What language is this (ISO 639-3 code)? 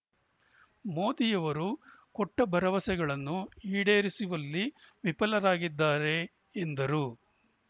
kan